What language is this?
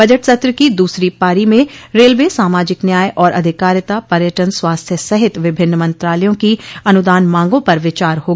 Hindi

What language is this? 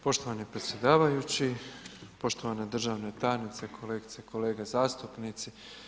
Croatian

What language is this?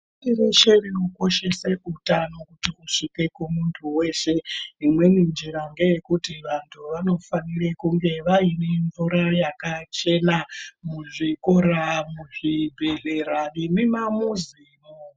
Ndau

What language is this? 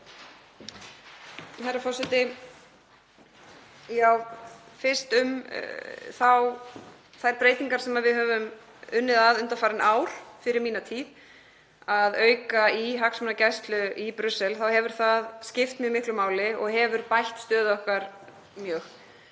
Icelandic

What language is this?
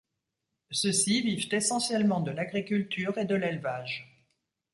French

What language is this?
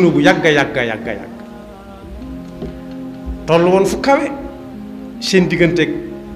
Arabic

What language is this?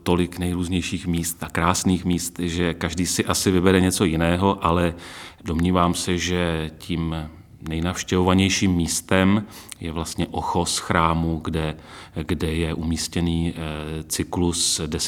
Czech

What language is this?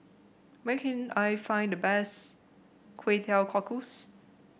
English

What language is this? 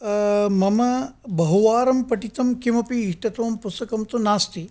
Sanskrit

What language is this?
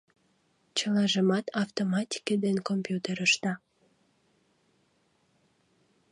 Mari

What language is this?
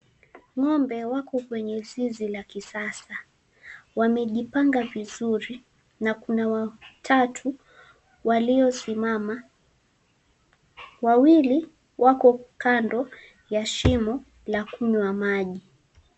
Swahili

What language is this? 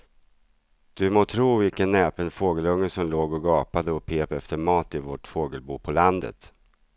Swedish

